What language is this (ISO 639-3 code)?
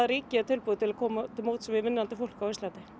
isl